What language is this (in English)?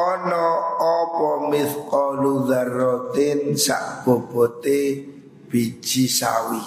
Indonesian